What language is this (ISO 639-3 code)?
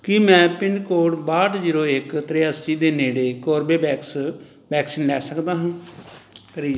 pan